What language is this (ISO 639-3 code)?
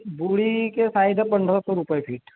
hin